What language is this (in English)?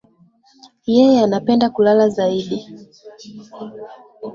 Swahili